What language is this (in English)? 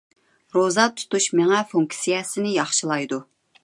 Uyghur